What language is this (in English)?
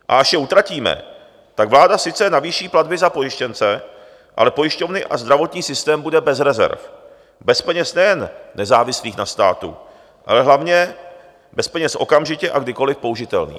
Czech